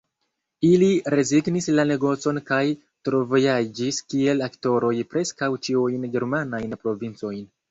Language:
Esperanto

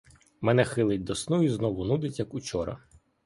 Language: Ukrainian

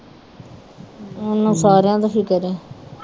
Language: Punjabi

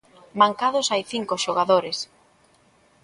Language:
Galician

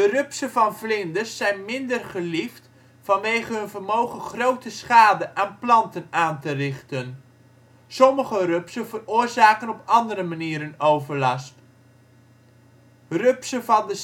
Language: Dutch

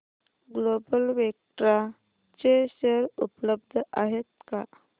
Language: Marathi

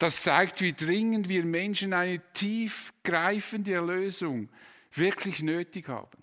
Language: German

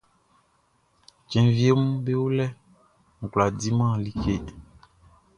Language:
Baoulé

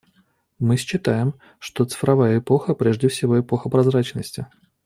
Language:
Russian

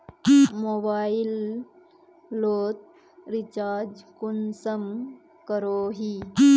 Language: Magahi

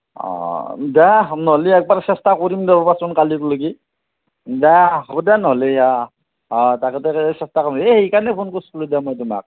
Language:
Assamese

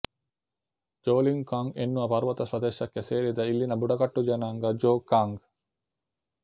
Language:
Kannada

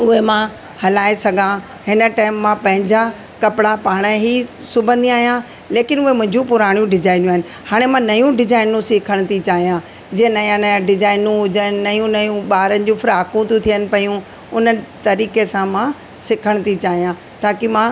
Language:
Sindhi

